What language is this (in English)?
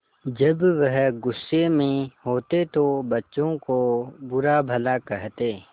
Hindi